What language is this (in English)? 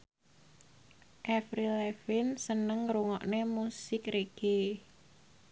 Javanese